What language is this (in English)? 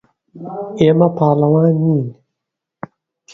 Central Kurdish